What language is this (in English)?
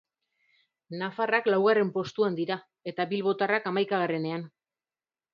Basque